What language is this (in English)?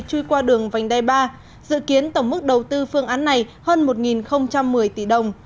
Vietnamese